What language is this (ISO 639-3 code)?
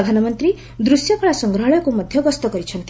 ori